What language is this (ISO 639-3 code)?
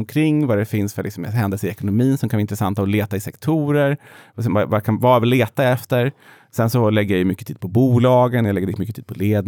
swe